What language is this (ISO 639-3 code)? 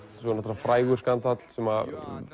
isl